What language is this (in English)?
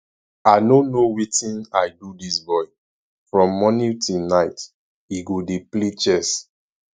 Nigerian Pidgin